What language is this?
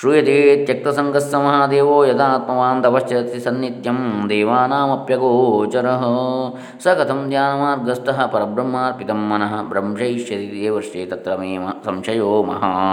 Kannada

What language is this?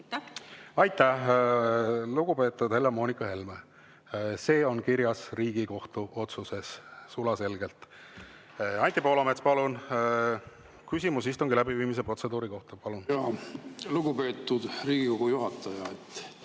Estonian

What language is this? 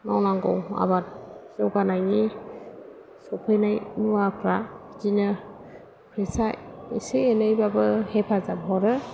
Bodo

